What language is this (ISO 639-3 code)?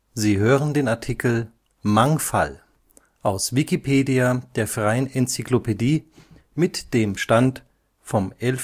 deu